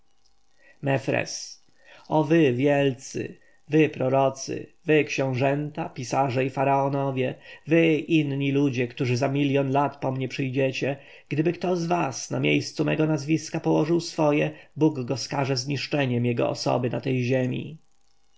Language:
Polish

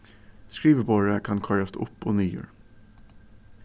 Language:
Faroese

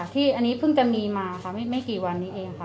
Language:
Thai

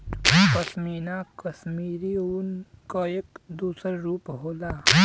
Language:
Bhojpuri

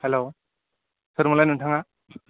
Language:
Bodo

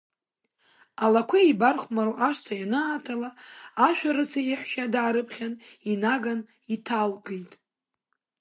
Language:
Abkhazian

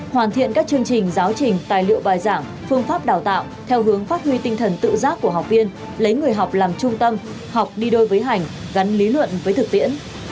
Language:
Vietnamese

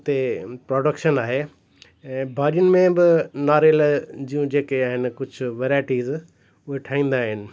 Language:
Sindhi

